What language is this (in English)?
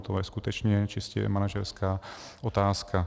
Czech